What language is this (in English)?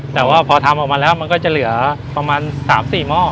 Thai